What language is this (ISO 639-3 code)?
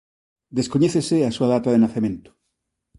glg